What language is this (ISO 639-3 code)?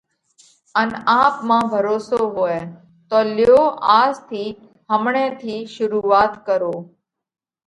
kvx